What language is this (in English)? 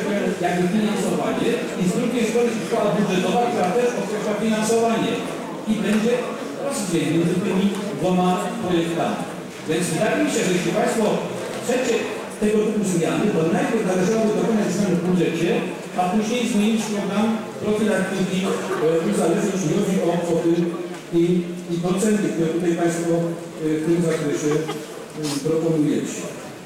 Polish